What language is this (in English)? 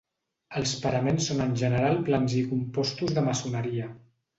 Catalan